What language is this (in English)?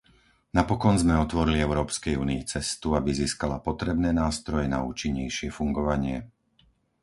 Slovak